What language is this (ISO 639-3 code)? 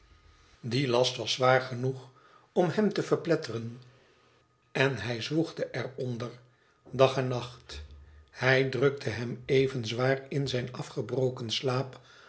nld